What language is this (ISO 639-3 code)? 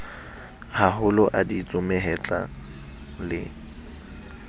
sot